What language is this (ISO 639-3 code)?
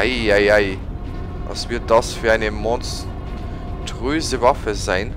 deu